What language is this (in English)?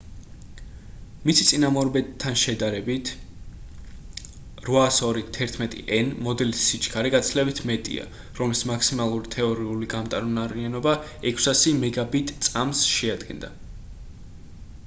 Georgian